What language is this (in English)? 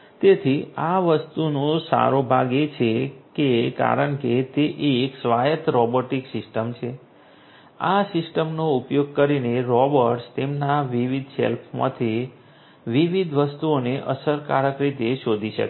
Gujarati